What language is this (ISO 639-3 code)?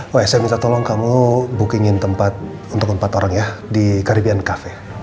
ind